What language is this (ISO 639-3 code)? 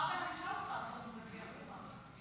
heb